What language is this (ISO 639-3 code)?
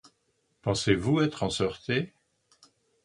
fra